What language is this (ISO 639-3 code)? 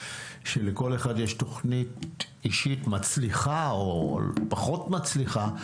heb